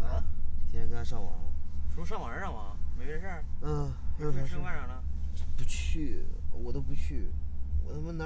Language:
Chinese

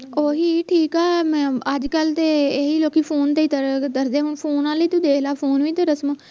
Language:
Punjabi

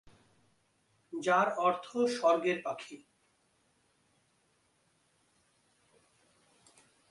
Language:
Bangla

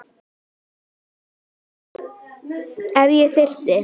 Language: Icelandic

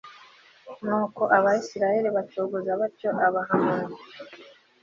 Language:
Kinyarwanda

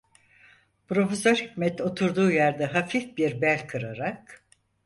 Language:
Turkish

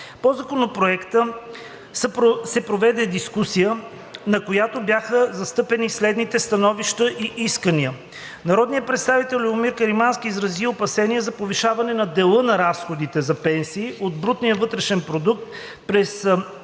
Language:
Bulgarian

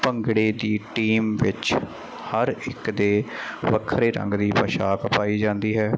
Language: Punjabi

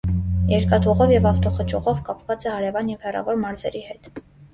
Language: Armenian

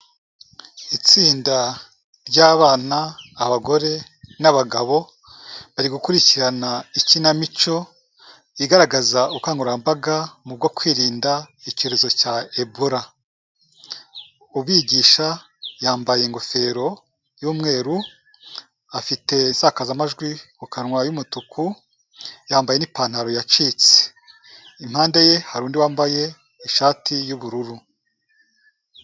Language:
Kinyarwanda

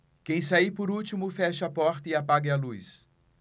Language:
Portuguese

